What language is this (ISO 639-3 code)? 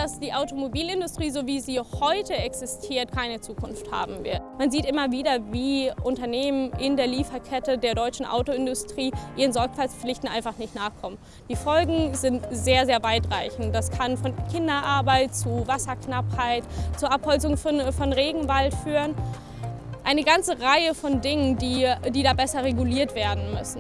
deu